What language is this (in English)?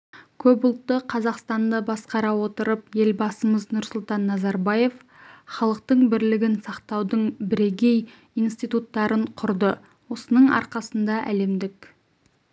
Kazakh